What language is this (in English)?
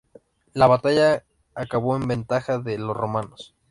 Spanish